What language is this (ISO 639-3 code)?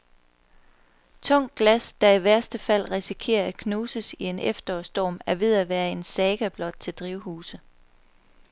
dan